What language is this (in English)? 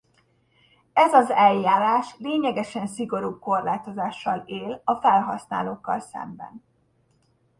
Hungarian